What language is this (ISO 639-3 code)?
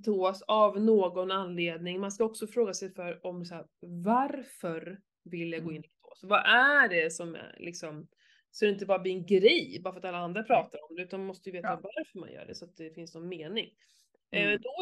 swe